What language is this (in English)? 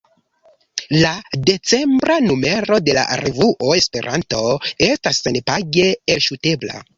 Esperanto